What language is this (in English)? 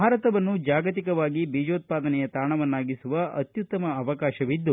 Kannada